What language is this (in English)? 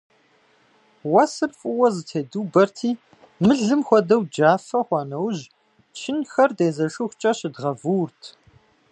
Kabardian